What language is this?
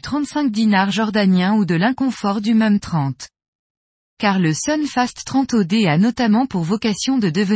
French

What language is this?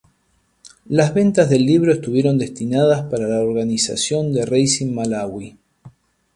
Spanish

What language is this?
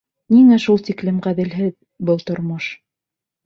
Bashkir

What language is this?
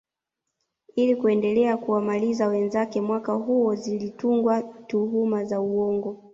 Swahili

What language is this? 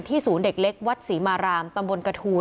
Thai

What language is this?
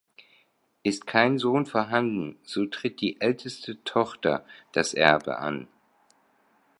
German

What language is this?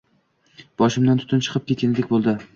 Uzbek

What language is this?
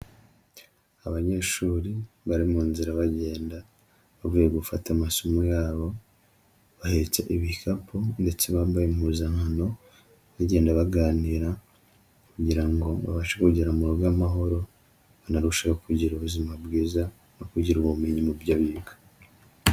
Kinyarwanda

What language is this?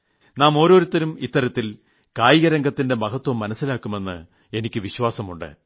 Malayalam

